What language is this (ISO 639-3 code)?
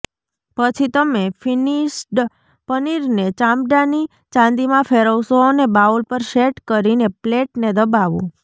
guj